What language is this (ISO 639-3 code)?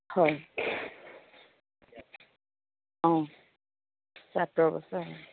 asm